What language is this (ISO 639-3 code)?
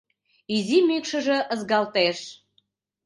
chm